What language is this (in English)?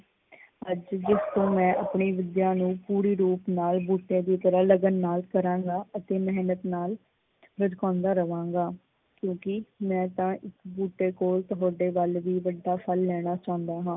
Punjabi